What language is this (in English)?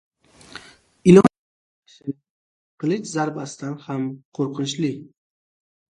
Uzbek